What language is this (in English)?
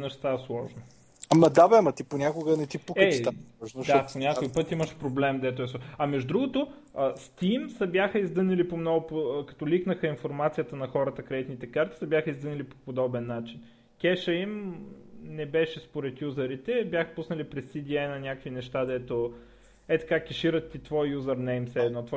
Bulgarian